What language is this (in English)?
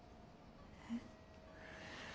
Japanese